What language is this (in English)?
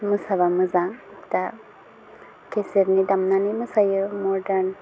Bodo